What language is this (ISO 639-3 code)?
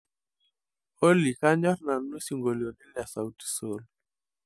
mas